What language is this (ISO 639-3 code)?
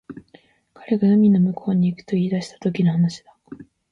jpn